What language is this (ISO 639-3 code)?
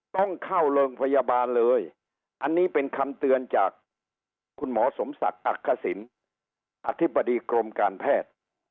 tha